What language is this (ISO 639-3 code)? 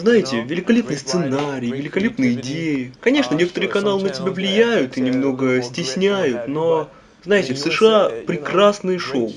rus